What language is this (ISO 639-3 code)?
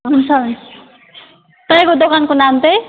nep